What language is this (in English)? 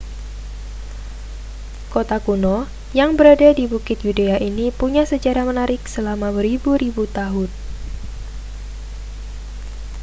Indonesian